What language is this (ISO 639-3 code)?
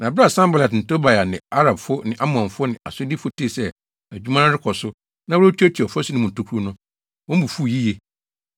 aka